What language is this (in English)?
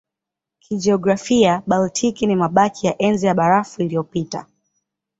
Swahili